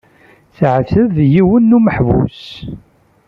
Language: Kabyle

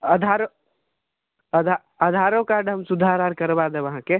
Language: Maithili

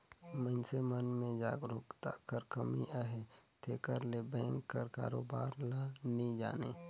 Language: Chhattisgarhi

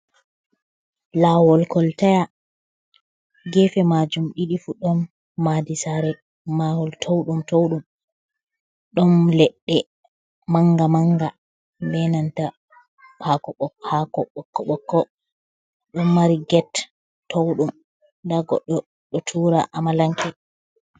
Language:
Fula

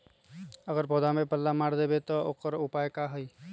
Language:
Magahi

